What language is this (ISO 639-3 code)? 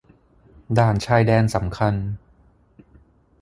tha